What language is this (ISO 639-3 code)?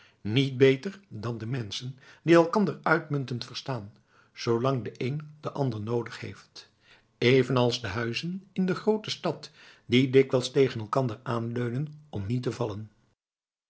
nld